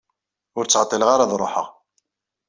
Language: Kabyle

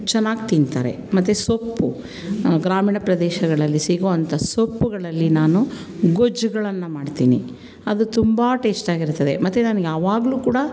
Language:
Kannada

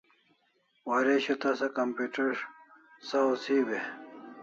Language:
Kalasha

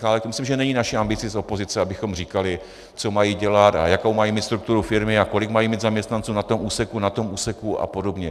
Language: Czech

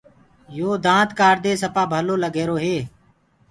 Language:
Gurgula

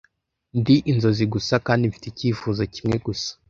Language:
Kinyarwanda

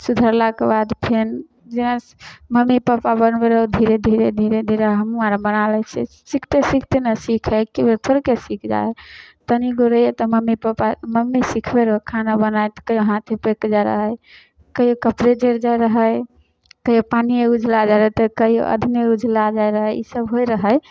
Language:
Maithili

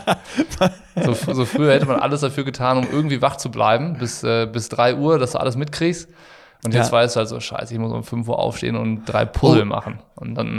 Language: German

